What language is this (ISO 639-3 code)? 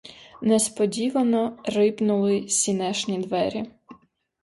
ukr